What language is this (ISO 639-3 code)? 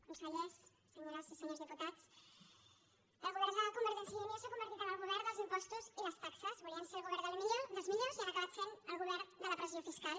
cat